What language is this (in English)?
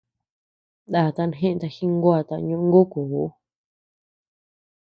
Tepeuxila Cuicatec